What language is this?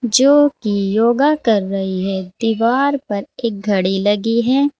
Hindi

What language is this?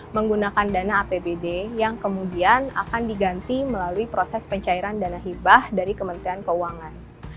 Indonesian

